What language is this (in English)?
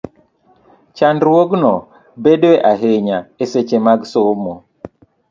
Luo (Kenya and Tanzania)